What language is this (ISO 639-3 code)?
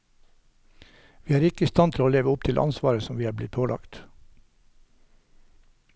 nor